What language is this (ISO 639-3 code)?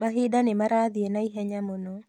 kik